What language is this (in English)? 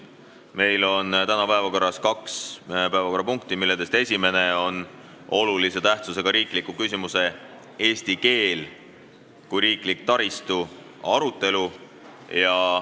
Estonian